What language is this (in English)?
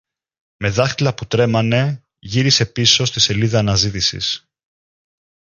Greek